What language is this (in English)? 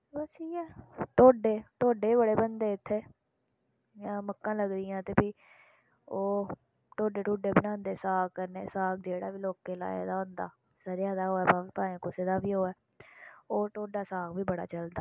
Dogri